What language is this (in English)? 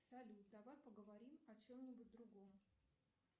Russian